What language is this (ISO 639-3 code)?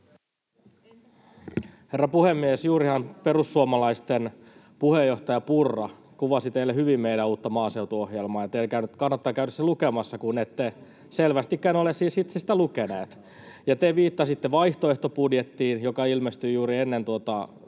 fin